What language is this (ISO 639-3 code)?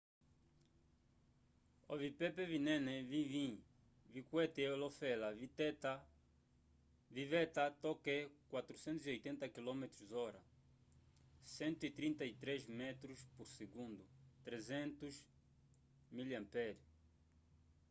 umb